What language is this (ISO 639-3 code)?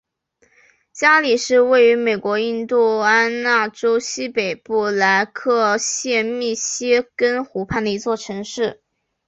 zho